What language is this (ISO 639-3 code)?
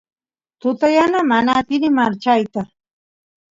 qus